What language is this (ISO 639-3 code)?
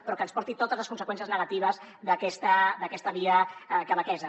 cat